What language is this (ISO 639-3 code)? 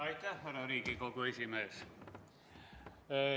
est